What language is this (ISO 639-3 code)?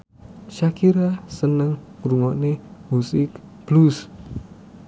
jav